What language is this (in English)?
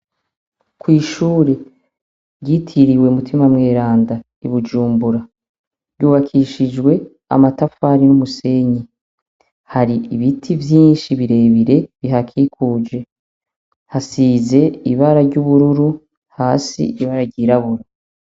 Rundi